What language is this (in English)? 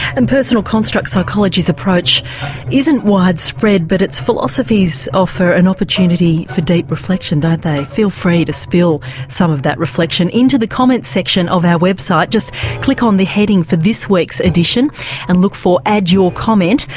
English